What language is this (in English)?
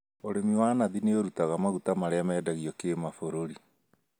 Kikuyu